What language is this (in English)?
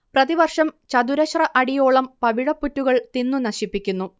Malayalam